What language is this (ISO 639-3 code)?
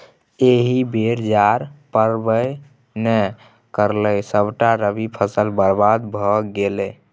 mai